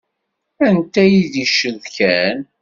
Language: Kabyle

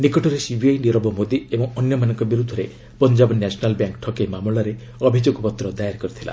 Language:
Odia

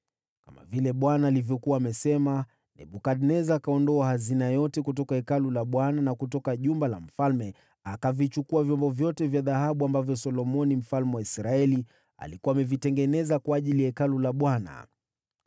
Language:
Swahili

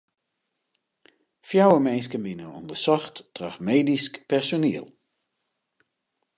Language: Western Frisian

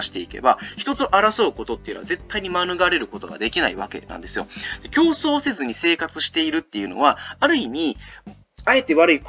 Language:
Japanese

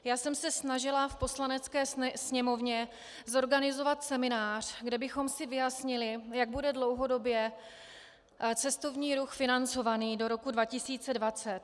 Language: Czech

